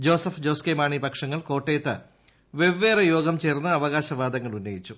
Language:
Malayalam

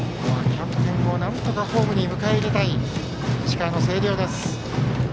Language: Japanese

